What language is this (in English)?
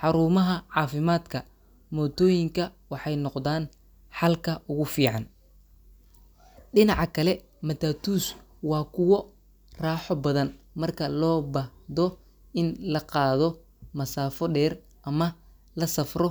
Somali